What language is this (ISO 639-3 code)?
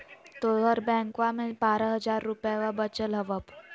mag